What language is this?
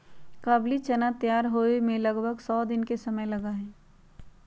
Magahi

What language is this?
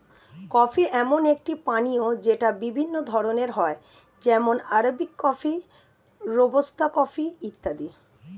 Bangla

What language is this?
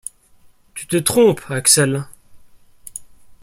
French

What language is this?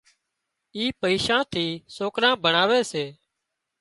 Wadiyara Koli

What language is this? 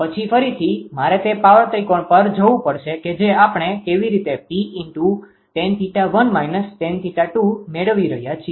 Gujarati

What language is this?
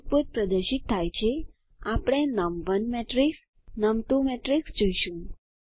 Gujarati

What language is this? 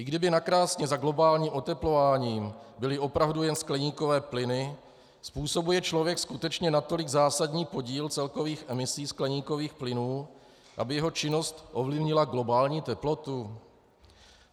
Czech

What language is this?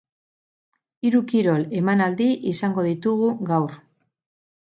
Basque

